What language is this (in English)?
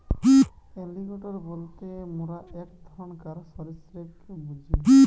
Bangla